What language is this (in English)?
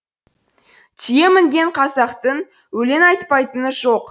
Kazakh